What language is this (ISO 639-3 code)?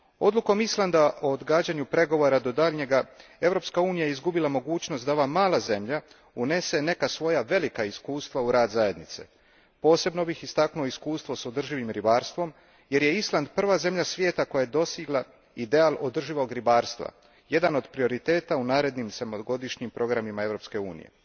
hrv